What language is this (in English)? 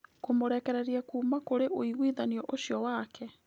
Kikuyu